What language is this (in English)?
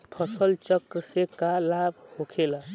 Bhojpuri